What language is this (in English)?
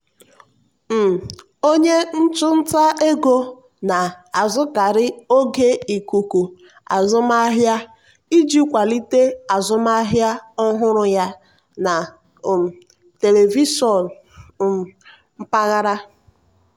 Igbo